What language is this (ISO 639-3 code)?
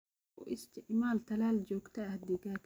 som